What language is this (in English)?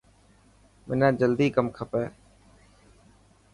Dhatki